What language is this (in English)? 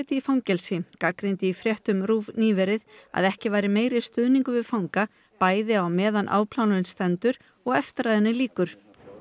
Icelandic